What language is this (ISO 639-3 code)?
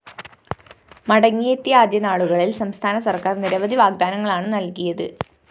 mal